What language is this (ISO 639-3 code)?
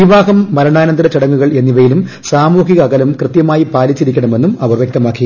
mal